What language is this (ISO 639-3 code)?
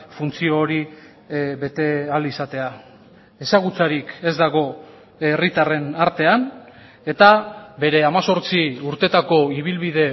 eus